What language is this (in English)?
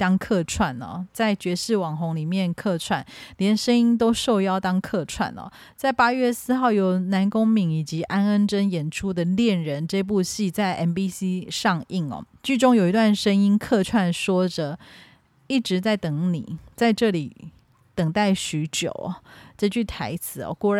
Chinese